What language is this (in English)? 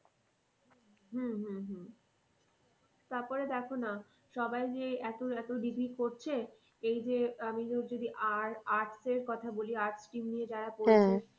Bangla